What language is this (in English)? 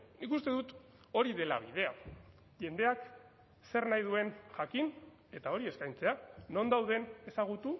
Basque